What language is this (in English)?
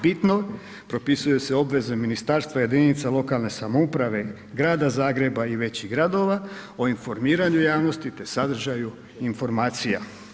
Croatian